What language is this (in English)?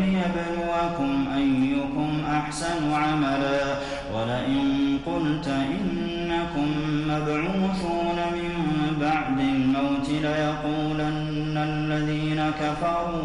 Arabic